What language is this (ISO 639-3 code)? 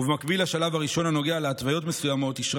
heb